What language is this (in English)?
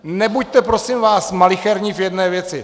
Czech